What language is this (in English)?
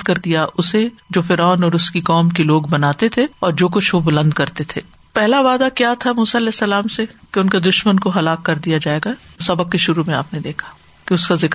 Urdu